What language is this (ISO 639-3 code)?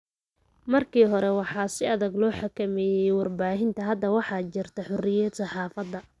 som